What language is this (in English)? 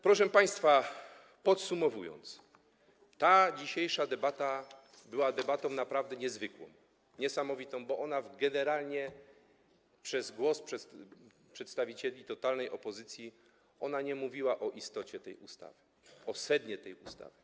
Polish